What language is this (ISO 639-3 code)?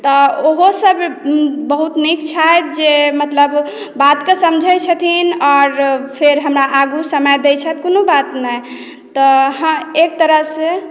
mai